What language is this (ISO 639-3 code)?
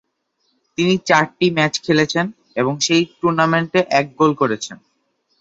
ben